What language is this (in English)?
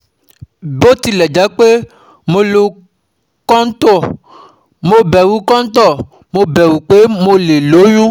Yoruba